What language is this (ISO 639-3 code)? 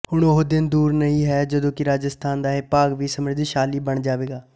pan